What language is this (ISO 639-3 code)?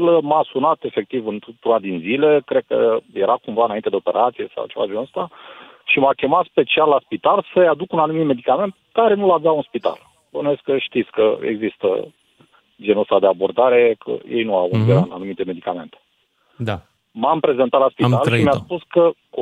ron